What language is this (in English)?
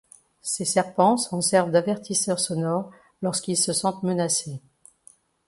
French